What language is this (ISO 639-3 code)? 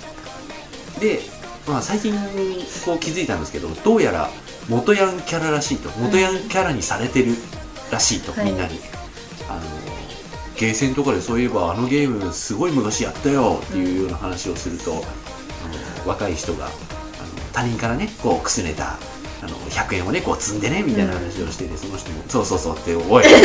jpn